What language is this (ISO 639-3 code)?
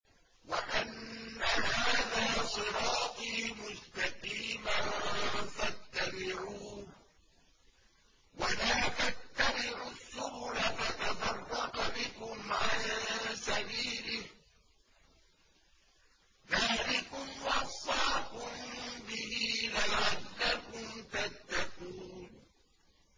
ara